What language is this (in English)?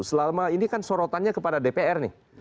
Indonesian